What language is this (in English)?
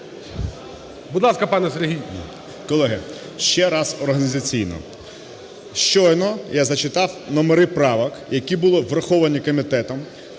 Ukrainian